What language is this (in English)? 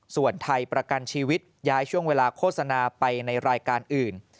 Thai